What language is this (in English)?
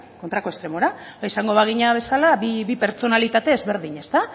Basque